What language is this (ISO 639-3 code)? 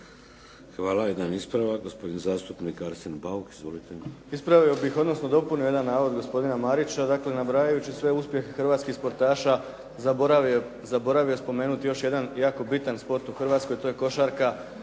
hrv